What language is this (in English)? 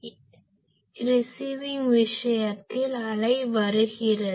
Tamil